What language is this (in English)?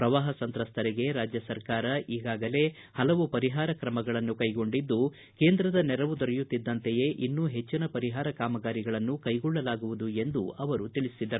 Kannada